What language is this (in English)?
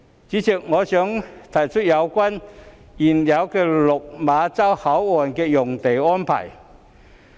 Cantonese